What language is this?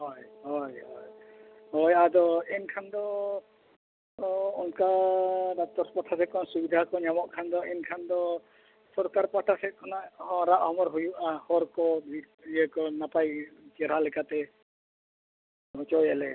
Santali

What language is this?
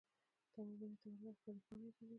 Pashto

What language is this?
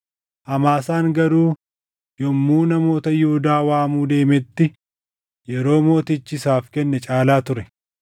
Oromo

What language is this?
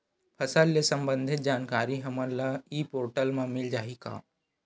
Chhattisgarhi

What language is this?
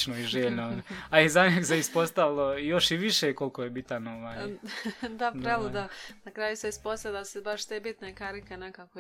Croatian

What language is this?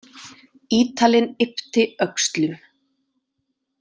Icelandic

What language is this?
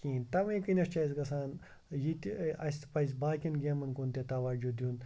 Kashmiri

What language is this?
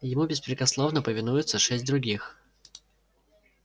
Russian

